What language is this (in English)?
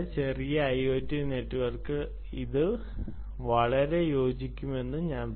Malayalam